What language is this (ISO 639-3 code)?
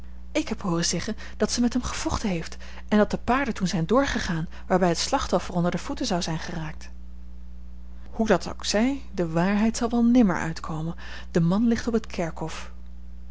nld